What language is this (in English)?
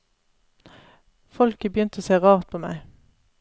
Norwegian